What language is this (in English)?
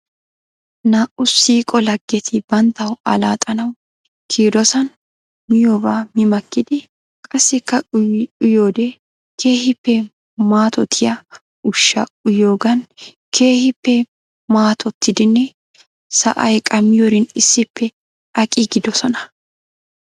Wolaytta